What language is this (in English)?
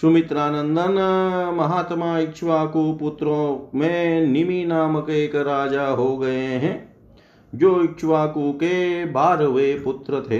Hindi